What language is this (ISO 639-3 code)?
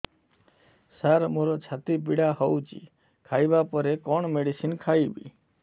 ori